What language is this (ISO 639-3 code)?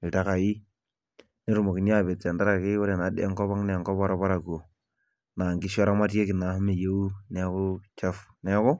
mas